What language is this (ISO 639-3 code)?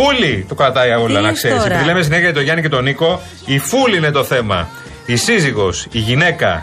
ell